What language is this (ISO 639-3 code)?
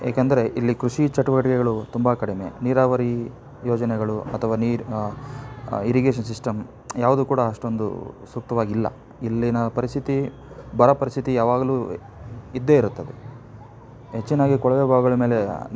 kan